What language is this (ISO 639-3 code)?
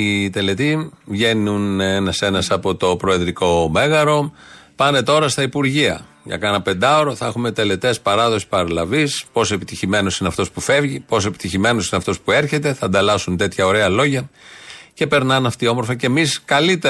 ell